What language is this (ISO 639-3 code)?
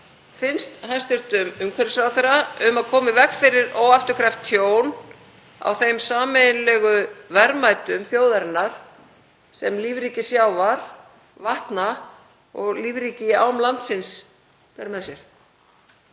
isl